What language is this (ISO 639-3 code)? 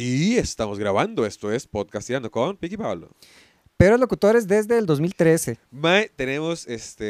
spa